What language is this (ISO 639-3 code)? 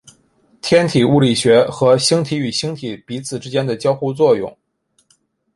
zho